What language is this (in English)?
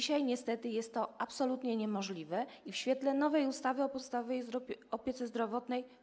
Polish